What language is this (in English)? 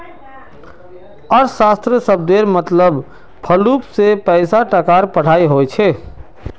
Magahi